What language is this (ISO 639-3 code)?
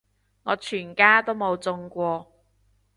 yue